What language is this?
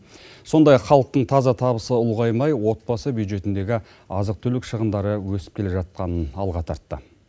Kazakh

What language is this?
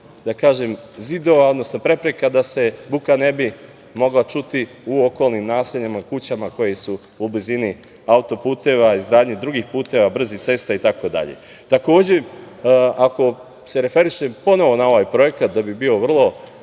Serbian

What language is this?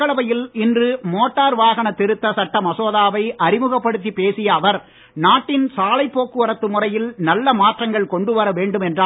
Tamil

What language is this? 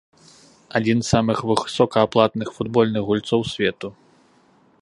Belarusian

